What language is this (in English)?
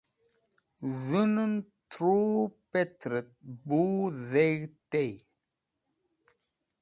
Wakhi